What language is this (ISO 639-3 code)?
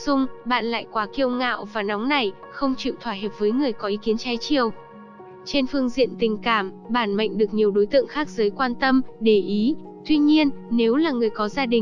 vie